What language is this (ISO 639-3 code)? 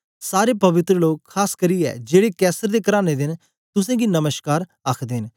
doi